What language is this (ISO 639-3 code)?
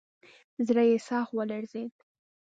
pus